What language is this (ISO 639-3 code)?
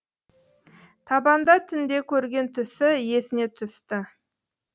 kaz